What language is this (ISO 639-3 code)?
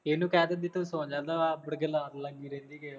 pan